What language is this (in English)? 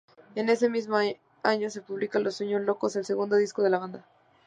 Spanish